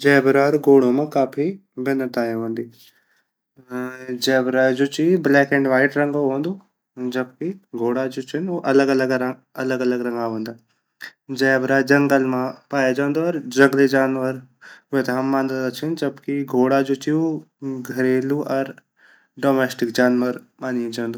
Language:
Garhwali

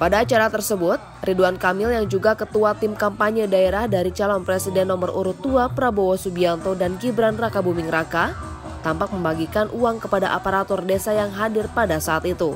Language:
Indonesian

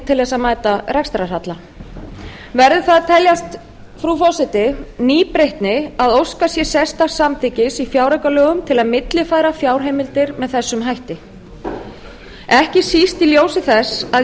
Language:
Icelandic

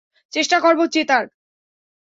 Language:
Bangla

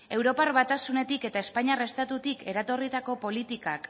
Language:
Basque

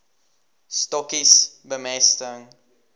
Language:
Afrikaans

